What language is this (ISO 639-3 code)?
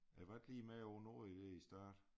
dan